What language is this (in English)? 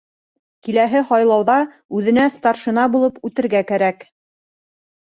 Bashkir